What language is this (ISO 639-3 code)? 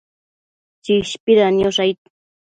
mcf